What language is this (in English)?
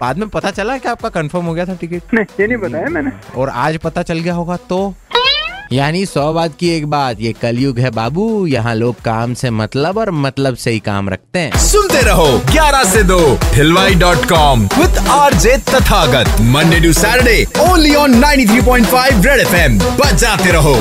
Hindi